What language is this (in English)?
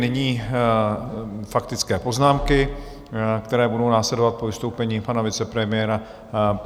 Czech